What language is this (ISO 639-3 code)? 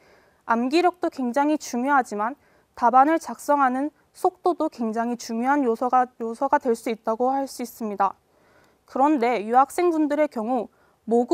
kor